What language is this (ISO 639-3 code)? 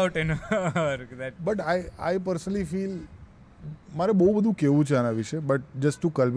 guj